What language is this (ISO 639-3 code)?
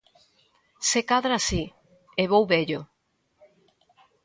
glg